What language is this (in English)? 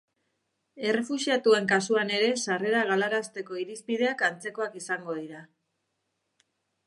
Basque